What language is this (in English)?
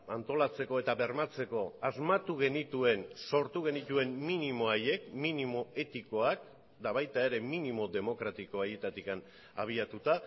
Basque